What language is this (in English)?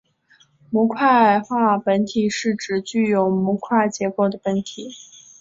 Chinese